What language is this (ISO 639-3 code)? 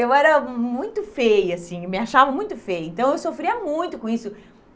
por